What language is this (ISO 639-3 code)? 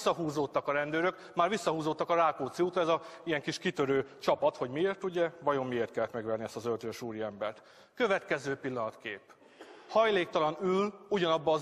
hun